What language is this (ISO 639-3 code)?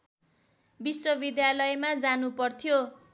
nep